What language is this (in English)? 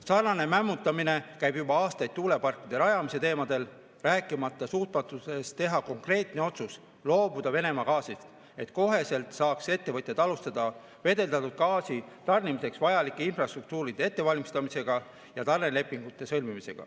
Estonian